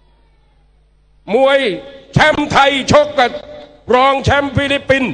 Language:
Thai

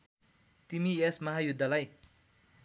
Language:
Nepali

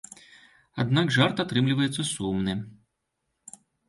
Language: Belarusian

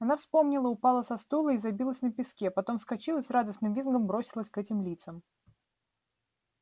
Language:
Russian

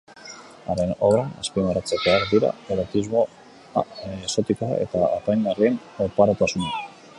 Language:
Basque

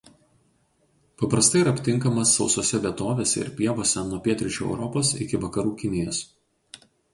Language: Lithuanian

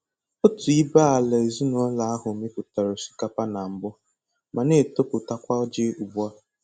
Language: Igbo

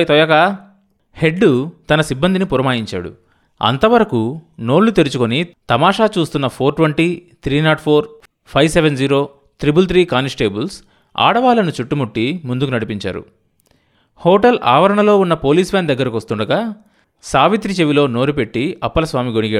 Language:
Telugu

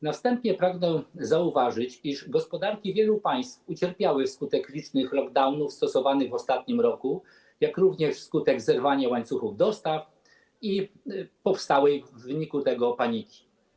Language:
Polish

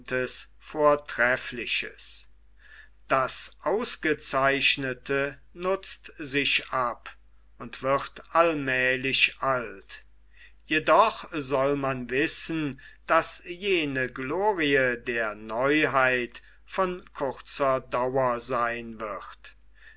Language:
German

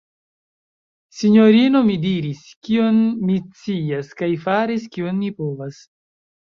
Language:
Esperanto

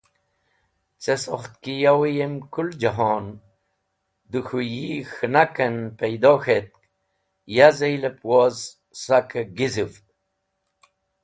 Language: Wakhi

